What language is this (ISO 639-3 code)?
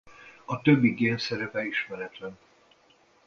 hun